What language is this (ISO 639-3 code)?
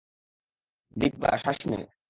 ben